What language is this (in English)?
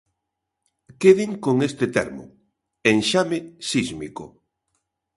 Galician